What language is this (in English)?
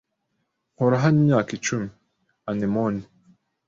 Kinyarwanda